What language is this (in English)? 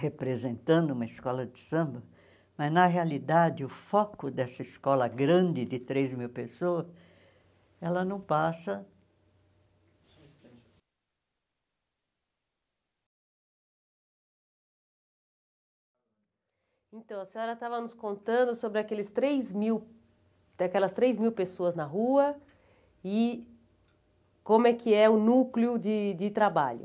Portuguese